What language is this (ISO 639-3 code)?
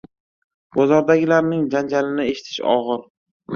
uzb